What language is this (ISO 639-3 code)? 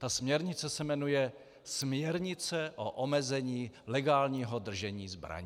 ces